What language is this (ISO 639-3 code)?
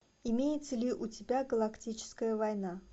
rus